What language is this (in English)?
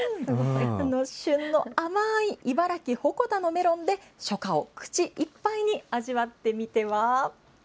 Japanese